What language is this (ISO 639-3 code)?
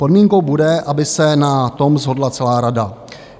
ces